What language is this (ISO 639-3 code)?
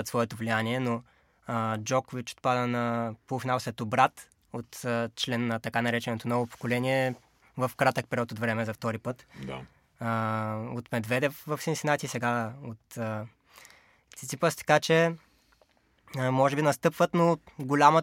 bul